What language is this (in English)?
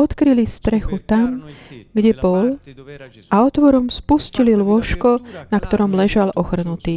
Slovak